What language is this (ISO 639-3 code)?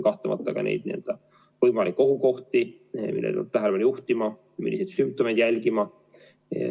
est